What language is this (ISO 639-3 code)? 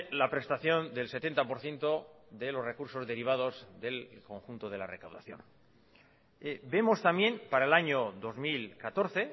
spa